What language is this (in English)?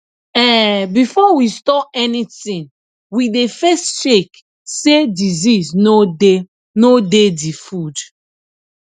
Nigerian Pidgin